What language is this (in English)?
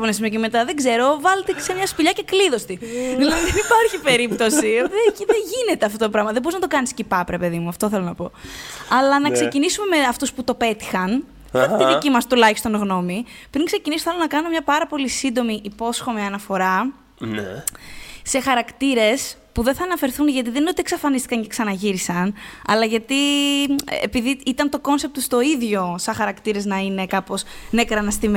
Greek